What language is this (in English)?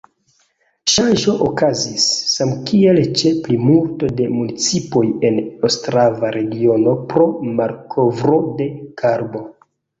Esperanto